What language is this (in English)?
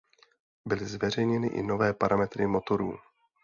Czech